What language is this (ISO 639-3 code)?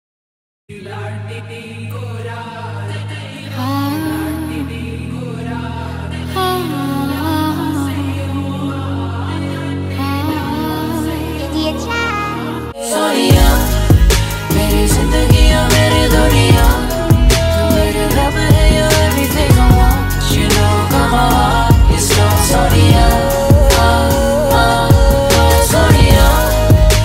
nld